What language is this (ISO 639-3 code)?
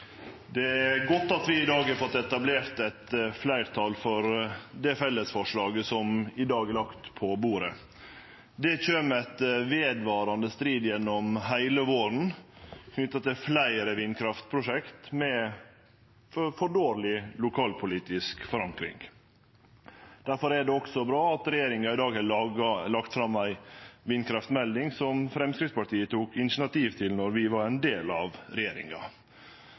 nor